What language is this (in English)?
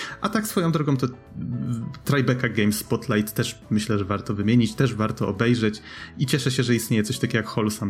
Polish